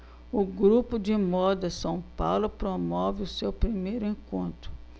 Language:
Portuguese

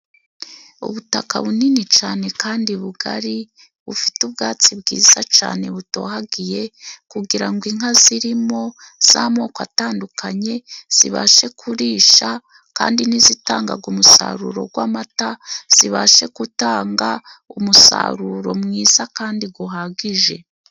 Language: Kinyarwanda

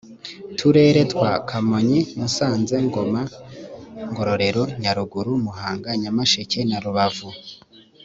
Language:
Kinyarwanda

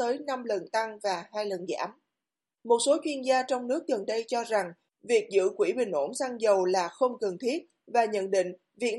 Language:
Vietnamese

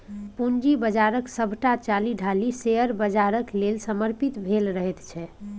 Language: Maithili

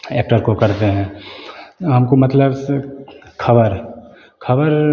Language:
Hindi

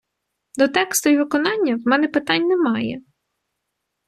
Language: Ukrainian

